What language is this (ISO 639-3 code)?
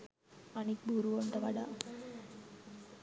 sin